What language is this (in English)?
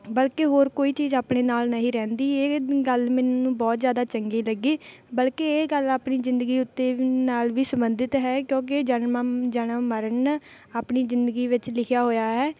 Punjabi